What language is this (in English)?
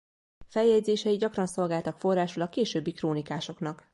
Hungarian